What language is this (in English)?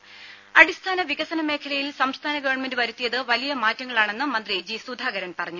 Malayalam